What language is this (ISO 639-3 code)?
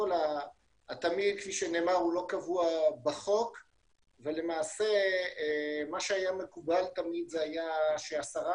heb